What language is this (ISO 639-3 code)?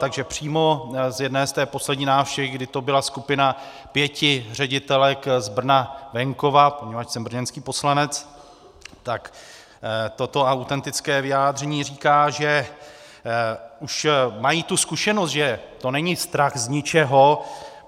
ces